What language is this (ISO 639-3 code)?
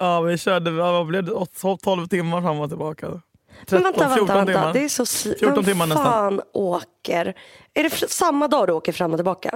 swe